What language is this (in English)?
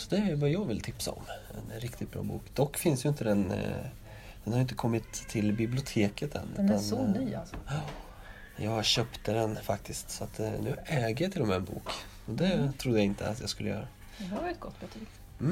Swedish